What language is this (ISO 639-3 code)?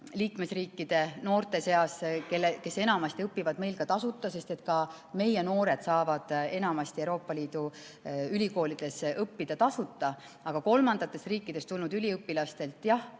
est